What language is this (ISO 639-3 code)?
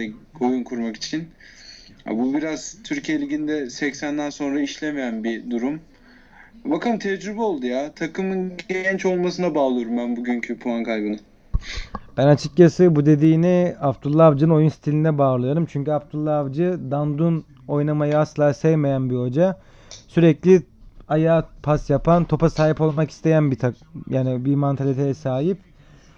tur